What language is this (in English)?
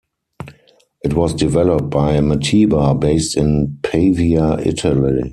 English